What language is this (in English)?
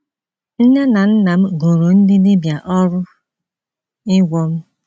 Igbo